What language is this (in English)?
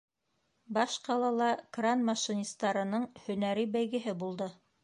Bashkir